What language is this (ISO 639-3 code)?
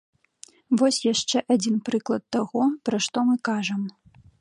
bel